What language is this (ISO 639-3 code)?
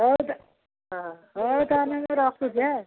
ori